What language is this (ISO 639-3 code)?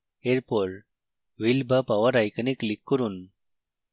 ben